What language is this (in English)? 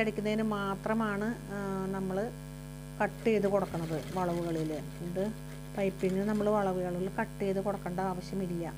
Thai